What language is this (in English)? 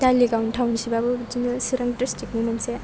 Bodo